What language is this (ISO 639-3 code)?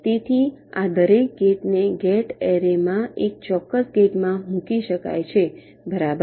guj